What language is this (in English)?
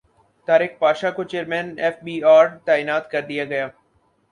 Urdu